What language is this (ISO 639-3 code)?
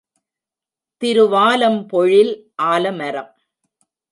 tam